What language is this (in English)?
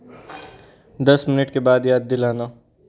Hindi